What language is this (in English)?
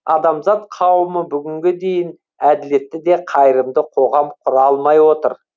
Kazakh